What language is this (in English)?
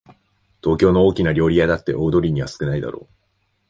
Japanese